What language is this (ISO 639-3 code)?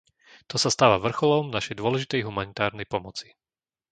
slk